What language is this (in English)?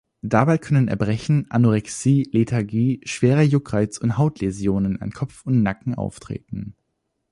German